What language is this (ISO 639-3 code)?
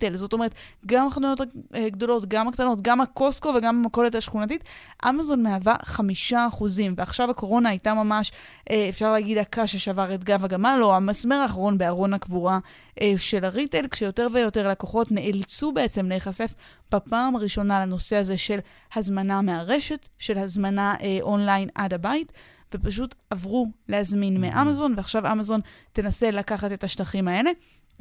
heb